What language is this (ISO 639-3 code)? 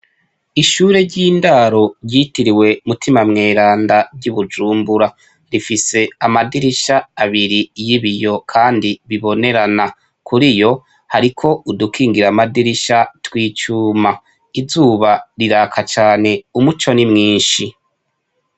run